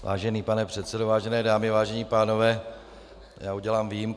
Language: Czech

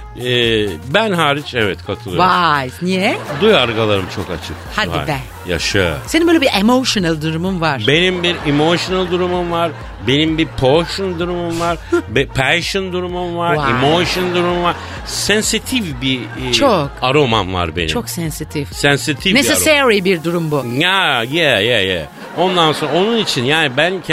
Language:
Turkish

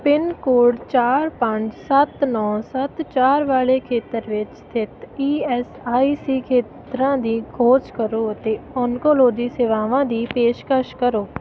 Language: Punjabi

